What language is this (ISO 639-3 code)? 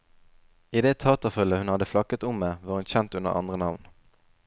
nor